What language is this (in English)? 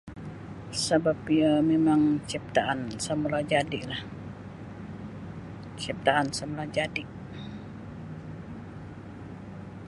Sabah Bisaya